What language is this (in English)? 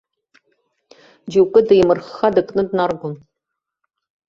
Abkhazian